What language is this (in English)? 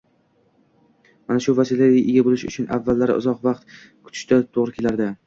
Uzbek